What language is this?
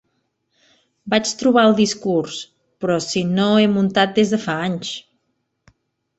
Catalan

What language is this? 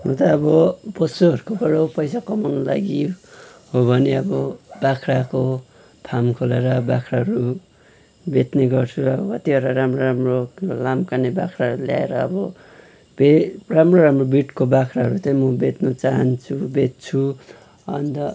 Nepali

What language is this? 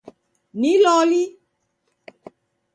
Taita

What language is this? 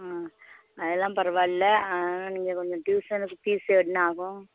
Tamil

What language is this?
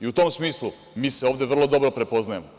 Serbian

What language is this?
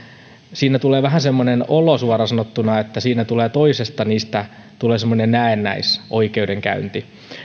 Finnish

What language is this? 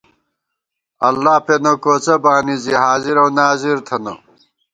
Gawar-Bati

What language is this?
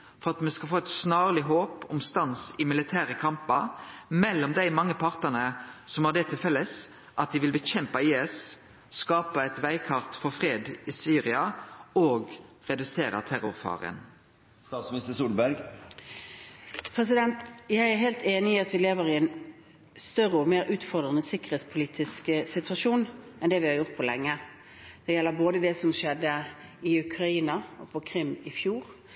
Norwegian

